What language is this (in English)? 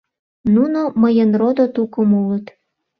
Mari